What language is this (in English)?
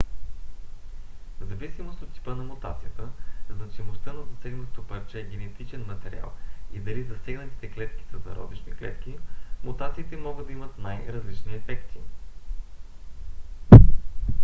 Bulgarian